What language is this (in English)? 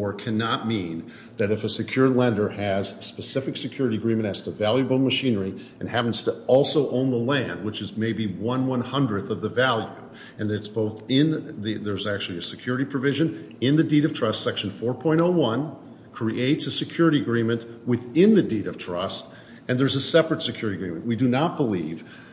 English